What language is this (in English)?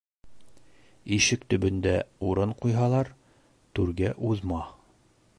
Bashkir